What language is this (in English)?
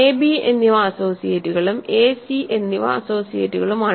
Malayalam